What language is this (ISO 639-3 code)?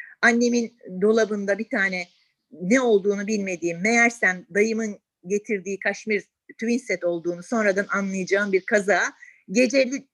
tur